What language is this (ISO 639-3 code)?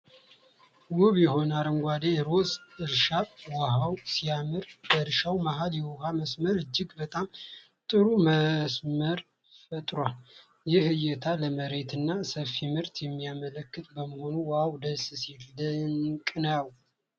amh